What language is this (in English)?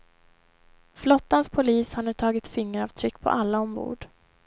Swedish